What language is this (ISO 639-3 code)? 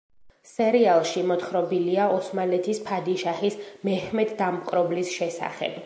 kat